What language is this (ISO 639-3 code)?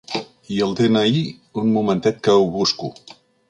cat